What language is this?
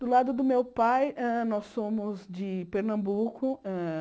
Portuguese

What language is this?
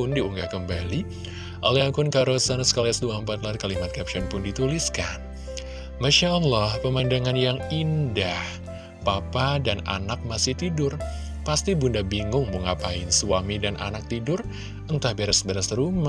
Indonesian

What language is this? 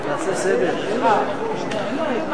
Hebrew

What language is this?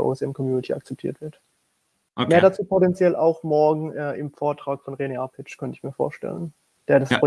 German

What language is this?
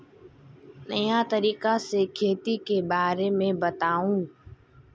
Magahi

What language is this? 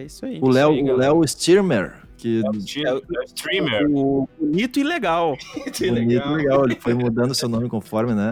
Portuguese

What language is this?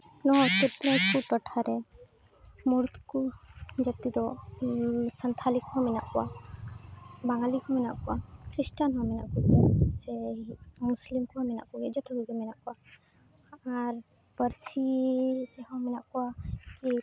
Santali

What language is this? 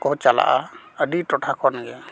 Santali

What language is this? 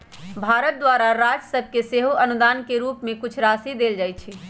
Magahi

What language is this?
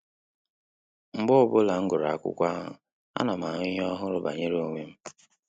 Igbo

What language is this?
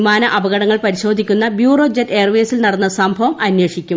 Malayalam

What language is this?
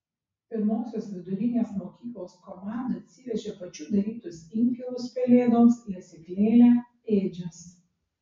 Lithuanian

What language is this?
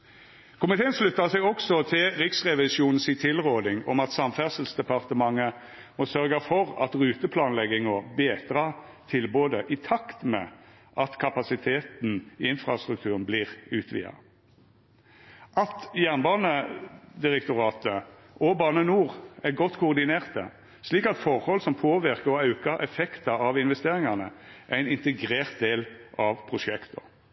Norwegian Nynorsk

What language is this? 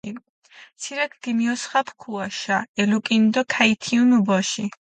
Mingrelian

